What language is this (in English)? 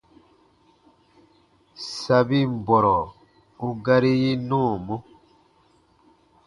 Baatonum